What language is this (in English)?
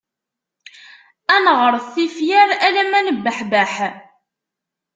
Kabyle